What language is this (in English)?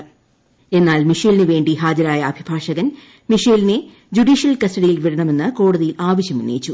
Malayalam